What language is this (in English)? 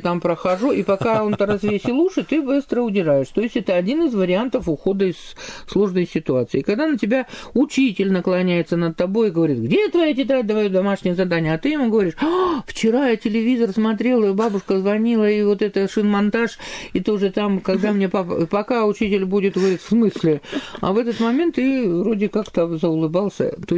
Russian